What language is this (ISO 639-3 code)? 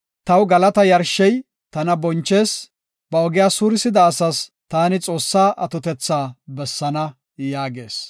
gof